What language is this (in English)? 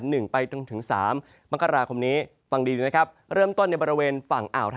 Thai